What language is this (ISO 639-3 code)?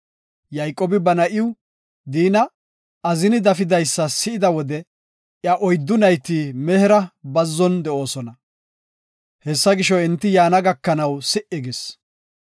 gof